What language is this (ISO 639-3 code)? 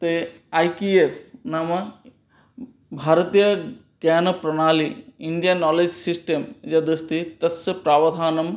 san